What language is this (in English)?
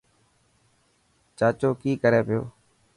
Dhatki